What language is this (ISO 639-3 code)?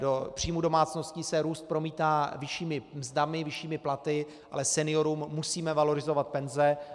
ces